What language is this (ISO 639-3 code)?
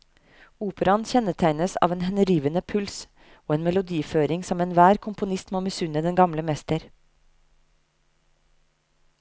nor